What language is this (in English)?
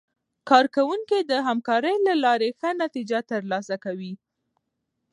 Pashto